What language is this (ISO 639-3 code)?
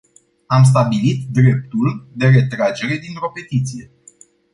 ron